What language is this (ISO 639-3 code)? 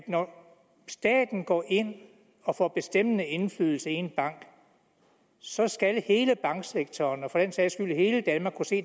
dan